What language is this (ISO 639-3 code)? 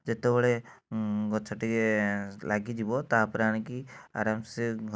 ori